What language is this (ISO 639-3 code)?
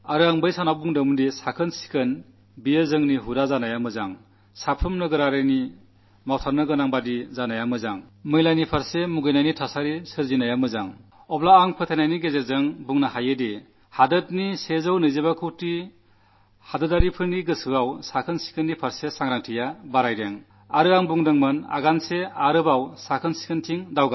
mal